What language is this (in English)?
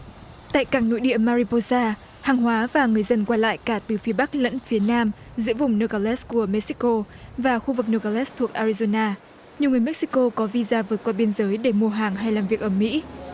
Vietnamese